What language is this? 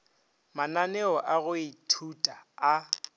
Northern Sotho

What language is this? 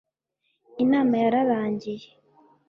Kinyarwanda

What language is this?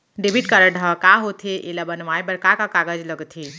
Chhattisgarhi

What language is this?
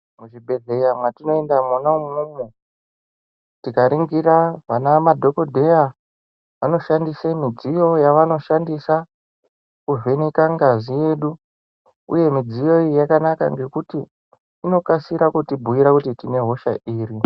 Ndau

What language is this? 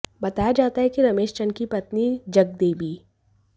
Hindi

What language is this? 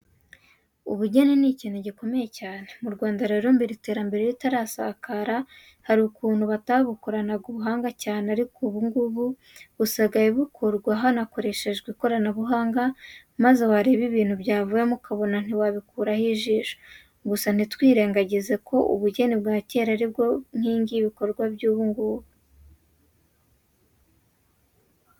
Kinyarwanda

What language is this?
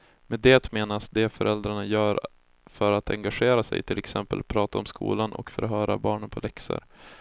Swedish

